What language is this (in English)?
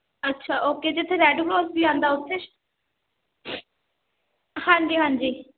Punjabi